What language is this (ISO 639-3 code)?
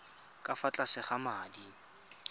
tsn